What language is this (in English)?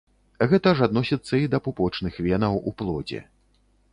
Belarusian